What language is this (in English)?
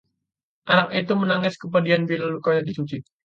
Indonesian